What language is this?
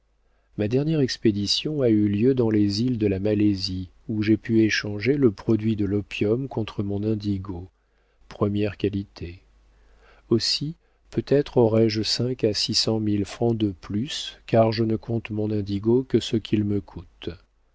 French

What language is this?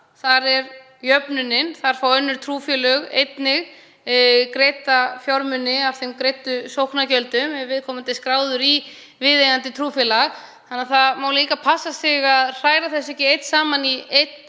Icelandic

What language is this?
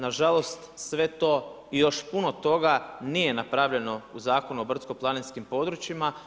Croatian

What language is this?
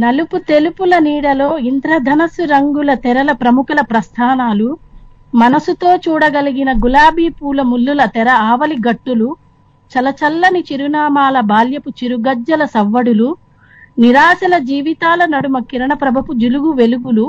Telugu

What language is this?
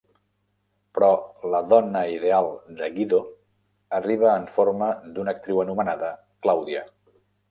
Catalan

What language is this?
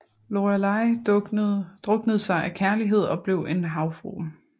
Danish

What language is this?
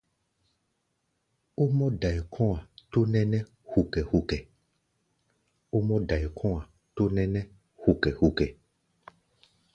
Gbaya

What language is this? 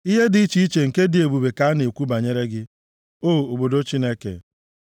Igbo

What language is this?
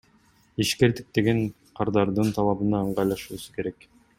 Kyrgyz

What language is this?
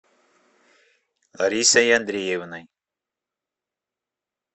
Russian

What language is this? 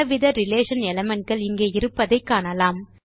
Tamil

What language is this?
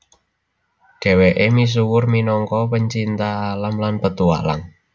Javanese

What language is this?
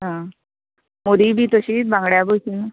Konkani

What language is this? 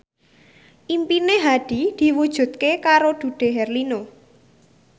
Javanese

